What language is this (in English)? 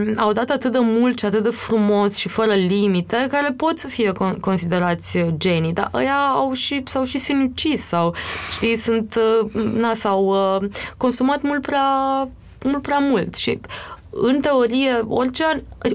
Romanian